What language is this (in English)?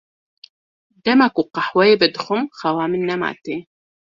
Kurdish